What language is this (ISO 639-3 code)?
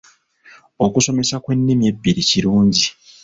lug